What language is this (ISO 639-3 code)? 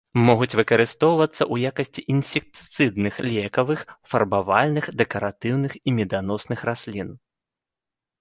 bel